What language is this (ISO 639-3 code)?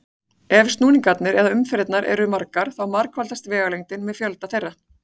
isl